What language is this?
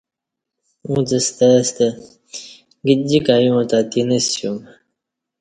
Kati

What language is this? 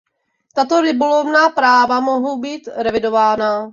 Czech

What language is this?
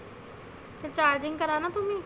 Marathi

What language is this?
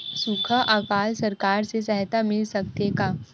Chhattisgarhi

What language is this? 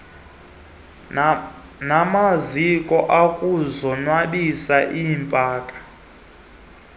Xhosa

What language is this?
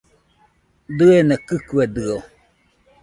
Nüpode Huitoto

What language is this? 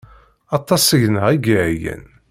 Kabyle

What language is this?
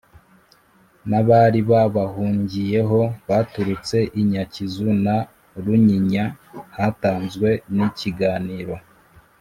Kinyarwanda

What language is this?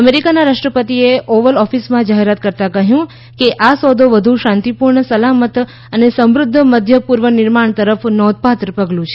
Gujarati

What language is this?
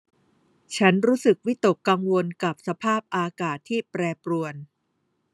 Thai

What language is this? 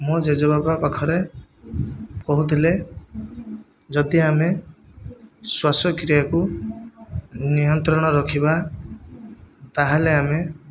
Odia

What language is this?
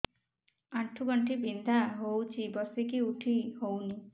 Odia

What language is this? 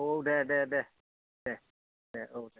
Bodo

